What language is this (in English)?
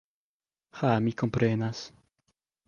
Esperanto